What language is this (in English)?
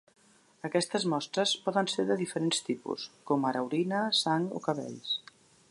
Catalan